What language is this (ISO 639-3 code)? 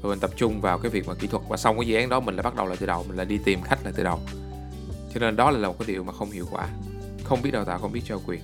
vie